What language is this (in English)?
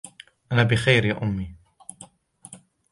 Arabic